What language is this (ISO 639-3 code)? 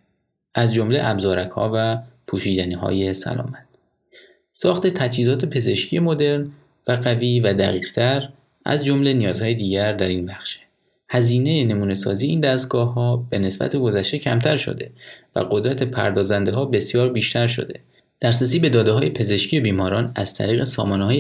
fas